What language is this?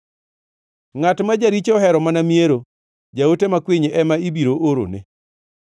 Luo (Kenya and Tanzania)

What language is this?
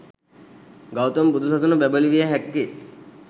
Sinhala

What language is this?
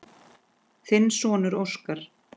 Icelandic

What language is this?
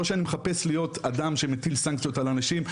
Hebrew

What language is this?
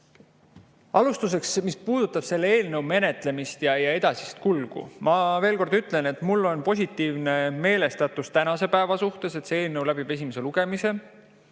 Estonian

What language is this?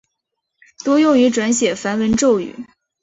Chinese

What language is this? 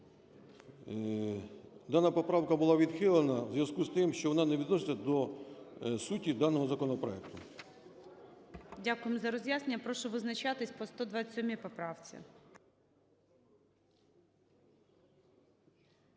Ukrainian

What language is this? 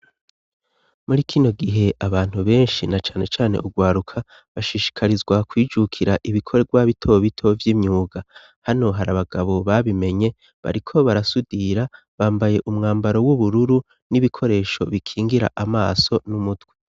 Rundi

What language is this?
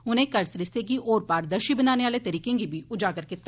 Dogri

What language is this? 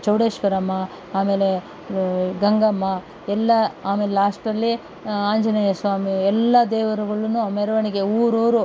Kannada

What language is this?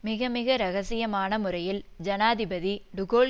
Tamil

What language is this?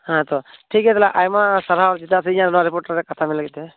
Santali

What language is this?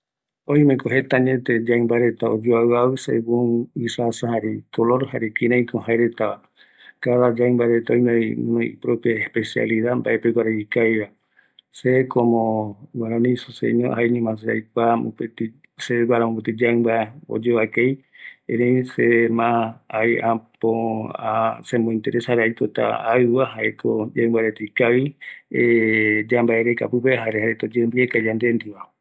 Eastern Bolivian Guaraní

